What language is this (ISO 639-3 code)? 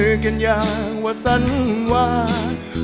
tha